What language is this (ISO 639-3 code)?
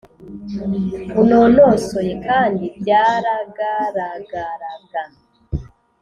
kin